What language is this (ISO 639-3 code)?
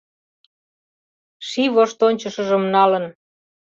chm